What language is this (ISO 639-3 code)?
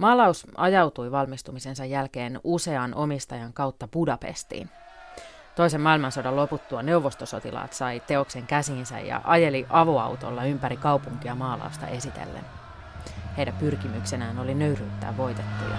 fin